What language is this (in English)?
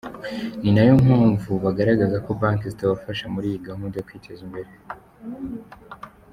Kinyarwanda